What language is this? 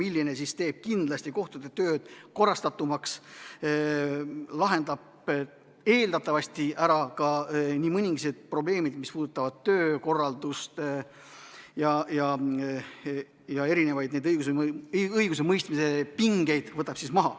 Estonian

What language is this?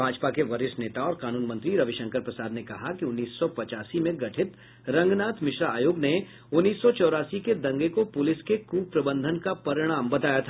Hindi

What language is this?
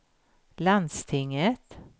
Swedish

